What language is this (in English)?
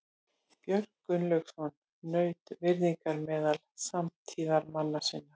Icelandic